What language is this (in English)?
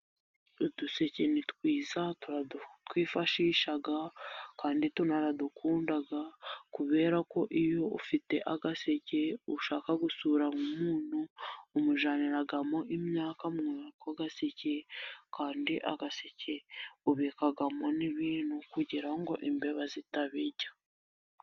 Kinyarwanda